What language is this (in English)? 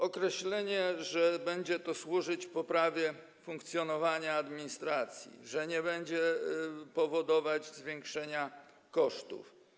Polish